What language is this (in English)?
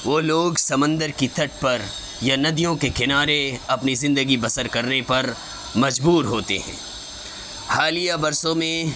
Urdu